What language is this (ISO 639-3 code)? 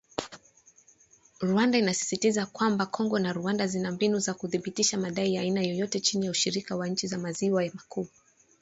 swa